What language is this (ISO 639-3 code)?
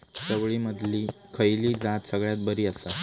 mar